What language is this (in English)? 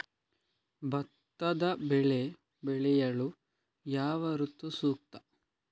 Kannada